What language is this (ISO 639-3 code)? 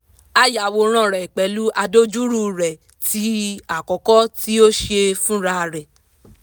yor